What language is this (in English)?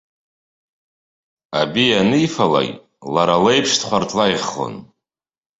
Abkhazian